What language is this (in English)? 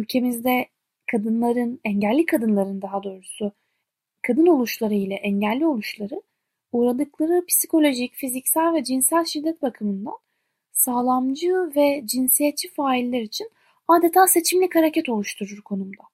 Turkish